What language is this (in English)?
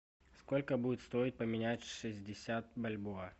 Russian